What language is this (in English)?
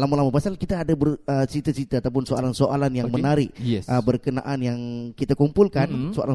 Malay